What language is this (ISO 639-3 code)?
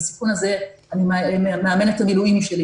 heb